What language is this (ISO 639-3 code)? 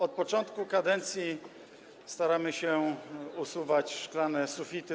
pol